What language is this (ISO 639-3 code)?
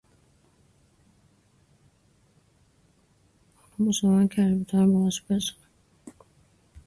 fas